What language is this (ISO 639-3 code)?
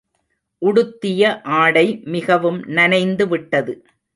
tam